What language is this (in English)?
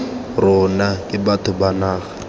Tswana